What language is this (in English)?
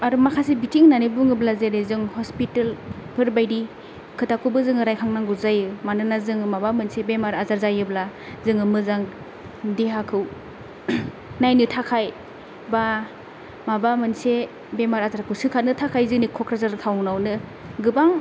Bodo